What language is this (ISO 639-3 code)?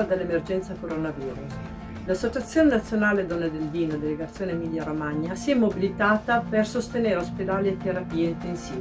ita